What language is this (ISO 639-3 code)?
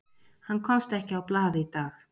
isl